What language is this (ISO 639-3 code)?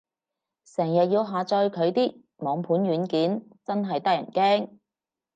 yue